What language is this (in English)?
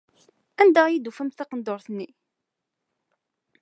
Kabyle